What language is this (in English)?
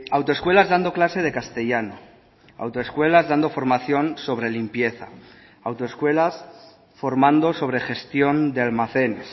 Spanish